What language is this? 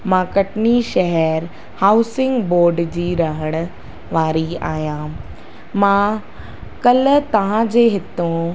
Sindhi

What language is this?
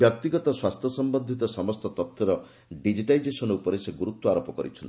Odia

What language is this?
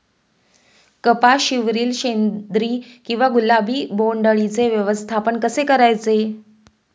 Marathi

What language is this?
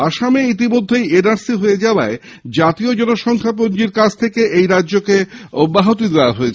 Bangla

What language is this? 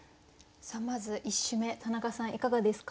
Japanese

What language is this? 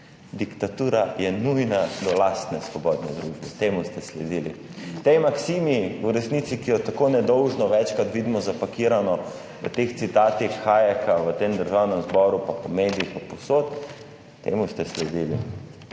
Slovenian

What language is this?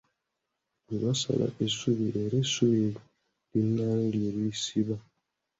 Ganda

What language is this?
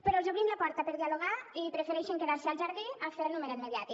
Catalan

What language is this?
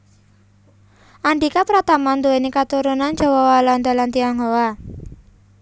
Javanese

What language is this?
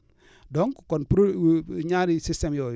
Wolof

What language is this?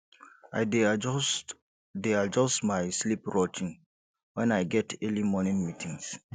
Nigerian Pidgin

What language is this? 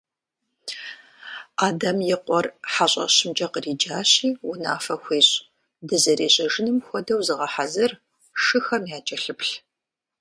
Kabardian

